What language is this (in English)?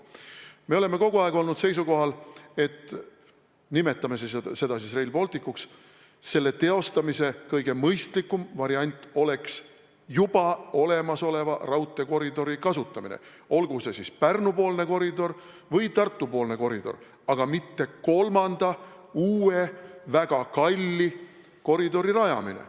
Estonian